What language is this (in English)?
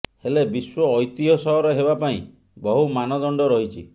Odia